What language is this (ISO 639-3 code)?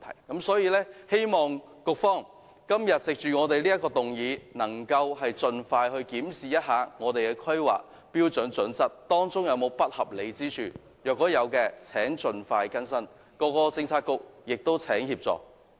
yue